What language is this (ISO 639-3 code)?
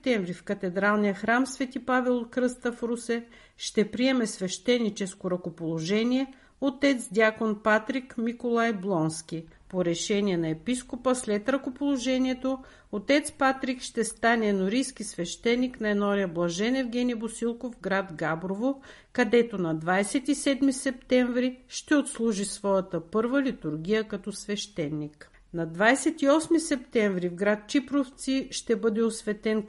bul